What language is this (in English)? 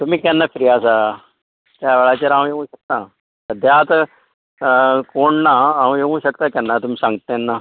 Konkani